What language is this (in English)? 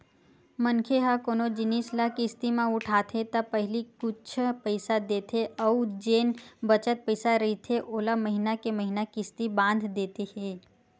Chhattisgarhi